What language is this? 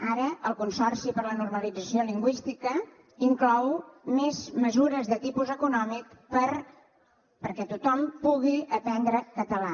Catalan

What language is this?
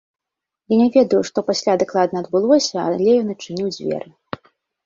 Belarusian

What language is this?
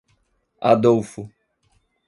Portuguese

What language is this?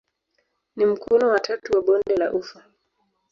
Swahili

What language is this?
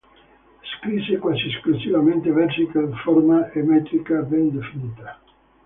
Italian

